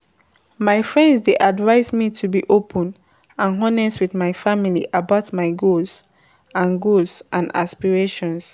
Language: Nigerian Pidgin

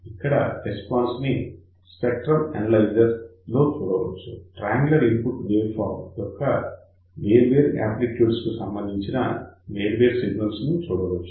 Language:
Telugu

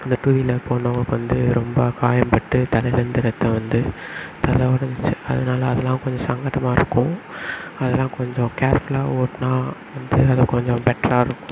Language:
Tamil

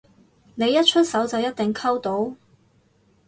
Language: Cantonese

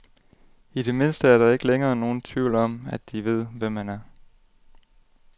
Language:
Danish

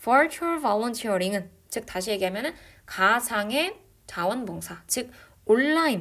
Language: Korean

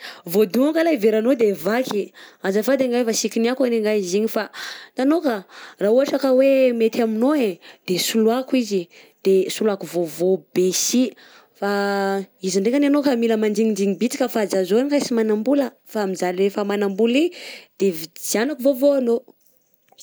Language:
Southern Betsimisaraka Malagasy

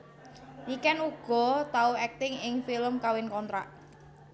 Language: Javanese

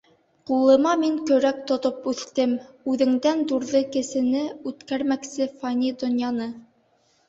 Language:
Bashkir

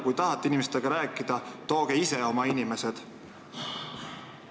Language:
Estonian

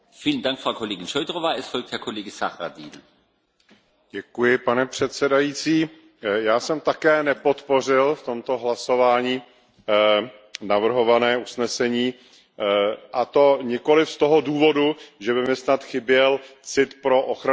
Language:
Czech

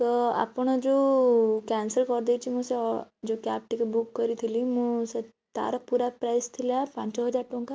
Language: Odia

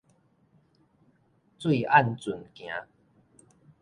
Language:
Min Nan Chinese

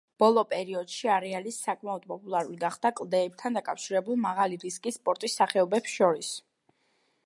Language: Georgian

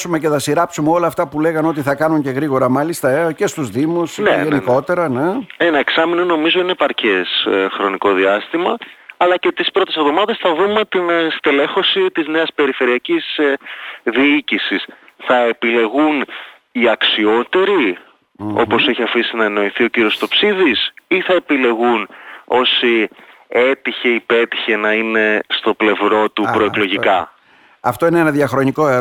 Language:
Greek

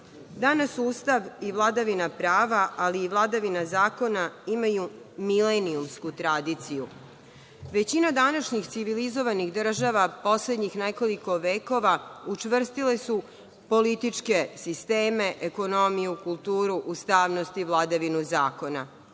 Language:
Serbian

